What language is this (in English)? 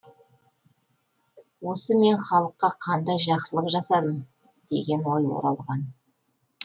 Kazakh